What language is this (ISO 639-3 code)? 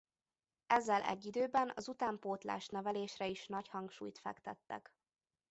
hun